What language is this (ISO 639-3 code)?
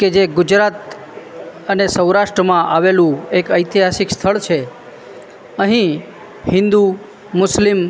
guj